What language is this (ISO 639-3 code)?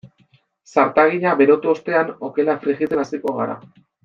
eus